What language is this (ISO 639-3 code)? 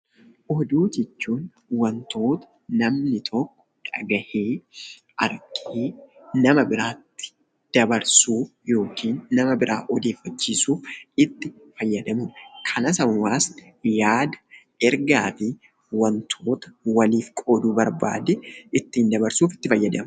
orm